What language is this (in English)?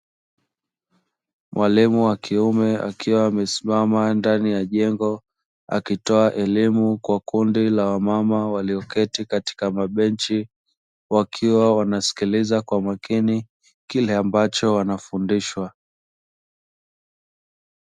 Swahili